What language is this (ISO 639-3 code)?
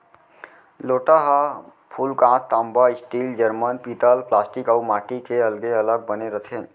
hne